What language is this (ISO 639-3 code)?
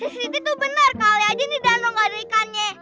ind